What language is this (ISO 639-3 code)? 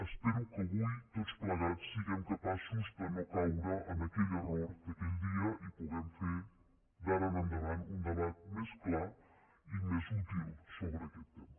cat